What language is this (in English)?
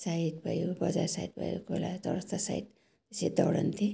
Nepali